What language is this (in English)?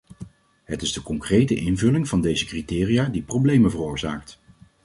Dutch